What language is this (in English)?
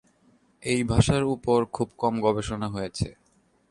Bangla